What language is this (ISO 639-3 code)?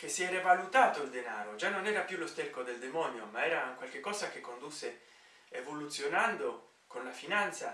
ita